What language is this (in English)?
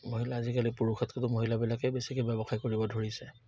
Assamese